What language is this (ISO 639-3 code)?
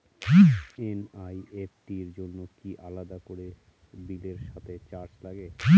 ben